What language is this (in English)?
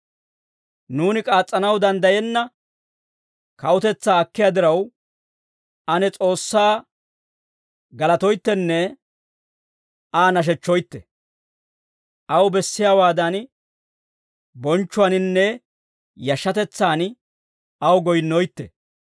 Dawro